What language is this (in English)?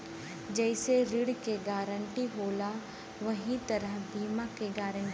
Bhojpuri